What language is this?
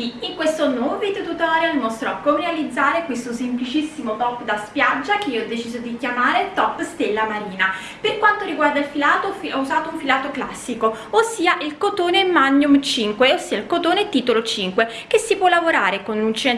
Italian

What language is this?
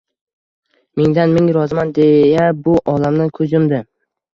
Uzbek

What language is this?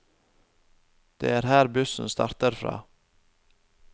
Norwegian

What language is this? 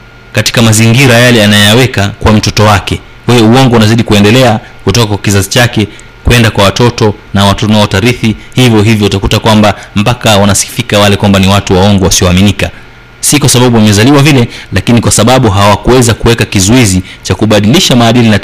Swahili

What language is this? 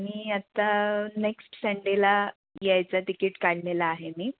Marathi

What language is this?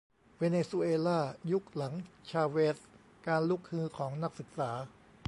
Thai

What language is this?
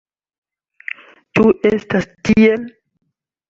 Esperanto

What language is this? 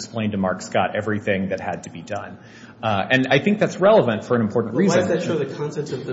English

